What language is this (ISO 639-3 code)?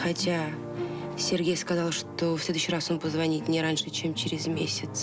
rus